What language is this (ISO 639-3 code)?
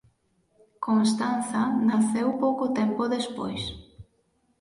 glg